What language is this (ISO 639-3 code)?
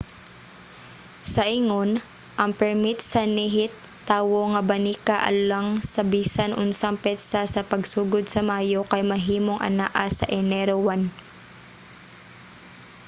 ceb